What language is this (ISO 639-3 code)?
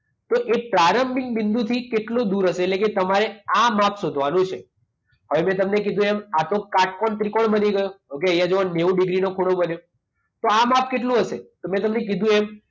guj